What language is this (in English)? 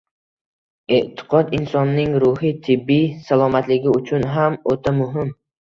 Uzbek